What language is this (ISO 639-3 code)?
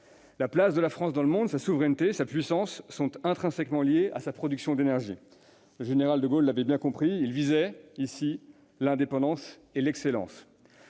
fra